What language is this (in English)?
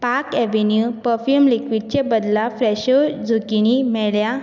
Konkani